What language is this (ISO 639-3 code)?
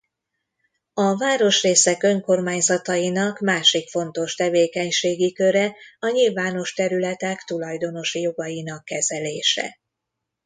hun